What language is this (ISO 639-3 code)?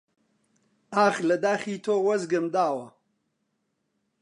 ckb